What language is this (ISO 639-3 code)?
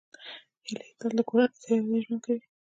pus